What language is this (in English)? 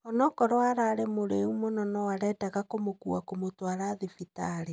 Kikuyu